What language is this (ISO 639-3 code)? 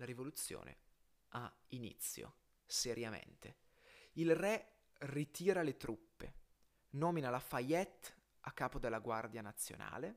ita